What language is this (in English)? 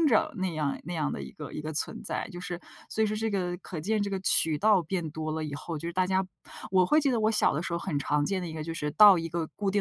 Chinese